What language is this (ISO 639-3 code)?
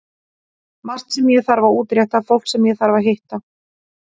isl